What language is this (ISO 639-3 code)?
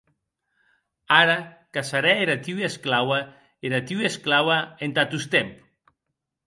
oci